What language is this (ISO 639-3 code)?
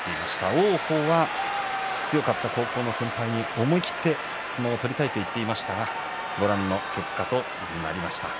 jpn